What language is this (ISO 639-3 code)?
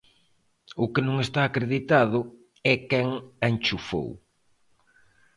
glg